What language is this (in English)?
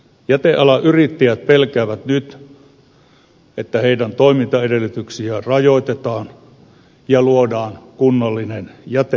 Finnish